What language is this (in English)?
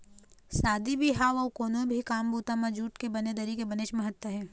Chhattisgarhi